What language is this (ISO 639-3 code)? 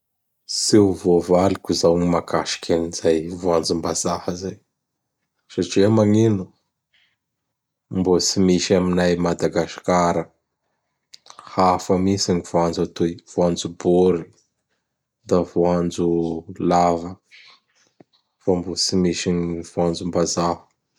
bhr